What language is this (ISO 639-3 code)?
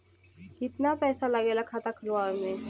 bho